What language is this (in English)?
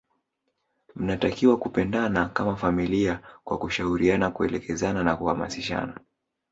Swahili